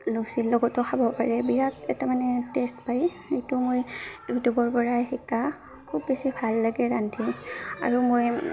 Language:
Assamese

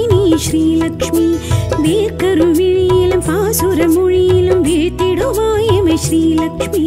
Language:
Kannada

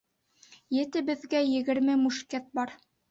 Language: Bashkir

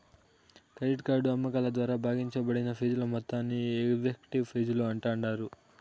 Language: Telugu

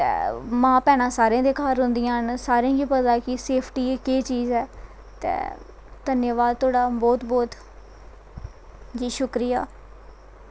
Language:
Dogri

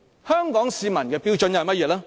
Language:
Cantonese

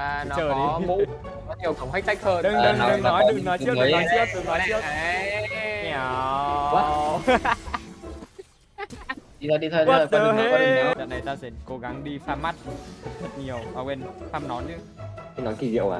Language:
Vietnamese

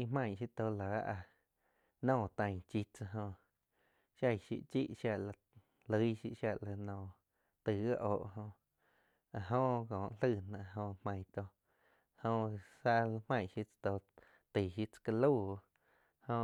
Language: Quiotepec Chinantec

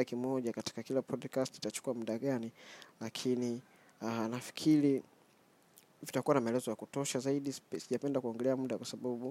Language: Swahili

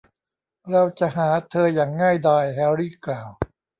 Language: Thai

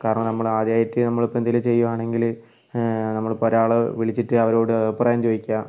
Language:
Malayalam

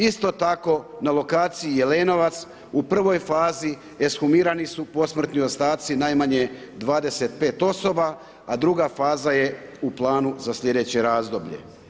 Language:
Croatian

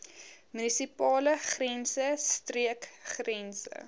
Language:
Afrikaans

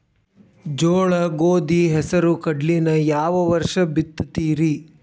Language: Kannada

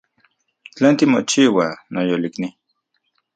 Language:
Central Puebla Nahuatl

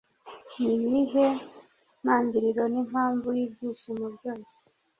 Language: Kinyarwanda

